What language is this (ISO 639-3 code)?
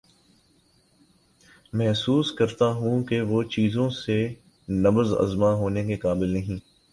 urd